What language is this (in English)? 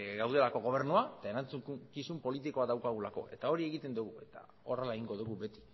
Basque